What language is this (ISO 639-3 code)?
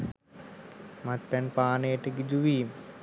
sin